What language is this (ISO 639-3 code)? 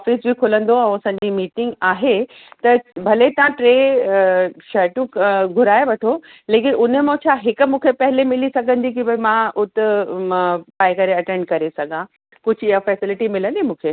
snd